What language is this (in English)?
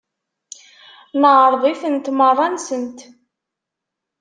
Kabyle